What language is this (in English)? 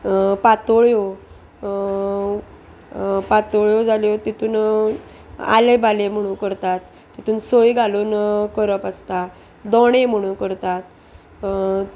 Konkani